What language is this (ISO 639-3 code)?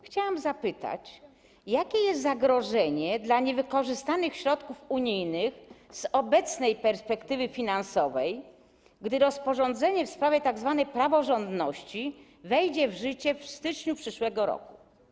pol